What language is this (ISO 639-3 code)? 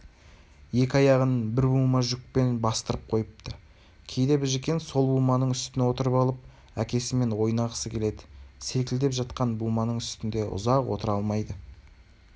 kaz